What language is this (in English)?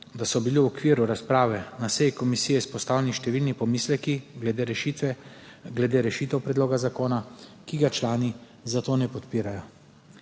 Slovenian